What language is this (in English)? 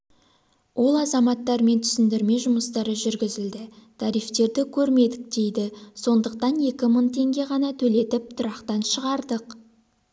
Kazakh